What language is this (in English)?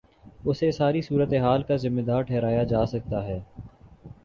Urdu